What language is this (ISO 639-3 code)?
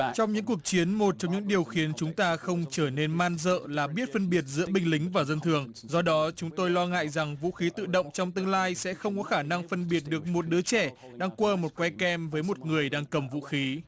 vie